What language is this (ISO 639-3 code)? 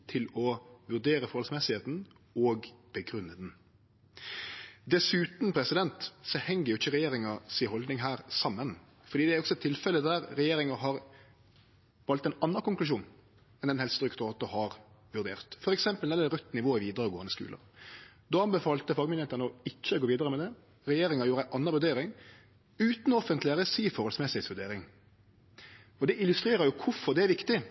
nno